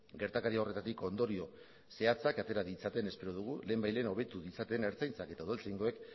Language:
Basque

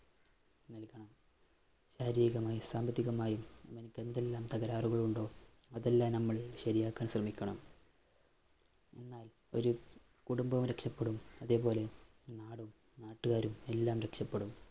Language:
Malayalam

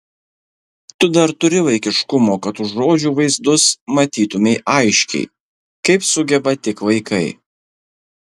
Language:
Lithuanian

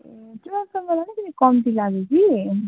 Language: Nepali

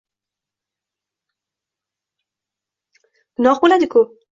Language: Uzbek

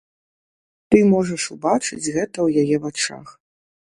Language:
Belarusian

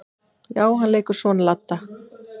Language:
Icelandic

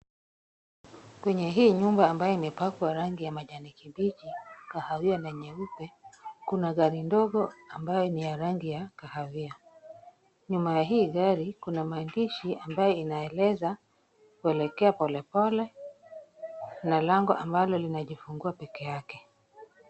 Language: Swahili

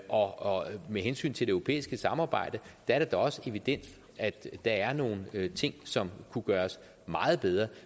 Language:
Danish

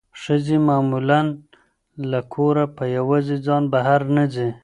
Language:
Pashto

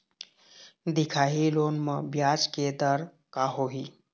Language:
Chhattisgarhi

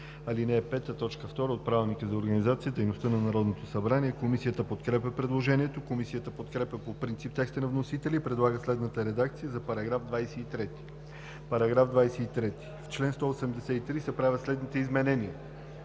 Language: Bulgarian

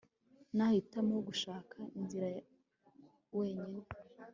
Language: Kinyarwanda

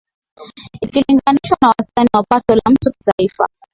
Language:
Swahili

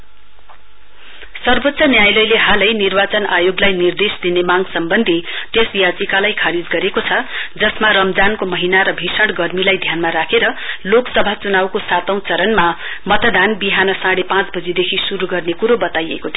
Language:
Nepali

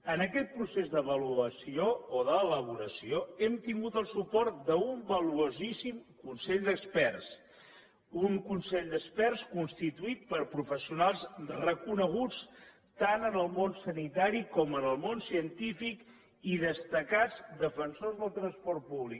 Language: Catalan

